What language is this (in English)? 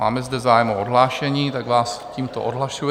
Czech